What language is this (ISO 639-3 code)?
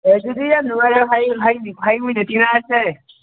mni